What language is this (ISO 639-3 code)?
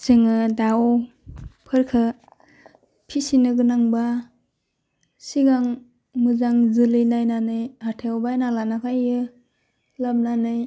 brx